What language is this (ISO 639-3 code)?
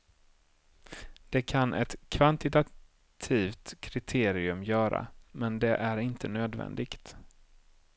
swe